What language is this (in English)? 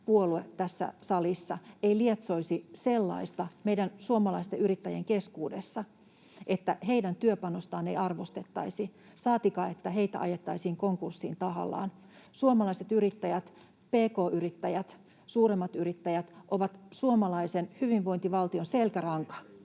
Finnish